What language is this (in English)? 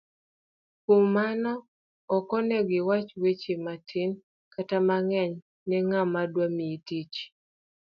Luo (Kenya and Tanzania)